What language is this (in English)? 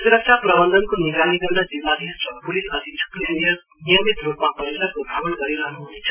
Nepali